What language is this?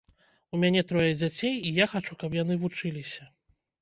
Belarusian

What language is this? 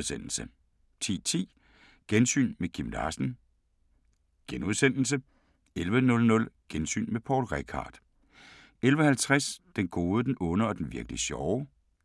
Danish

